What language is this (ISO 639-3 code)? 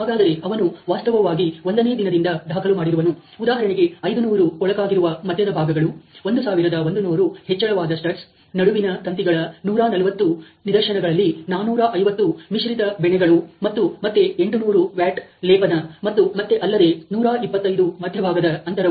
kan